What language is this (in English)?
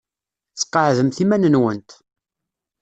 Kabyle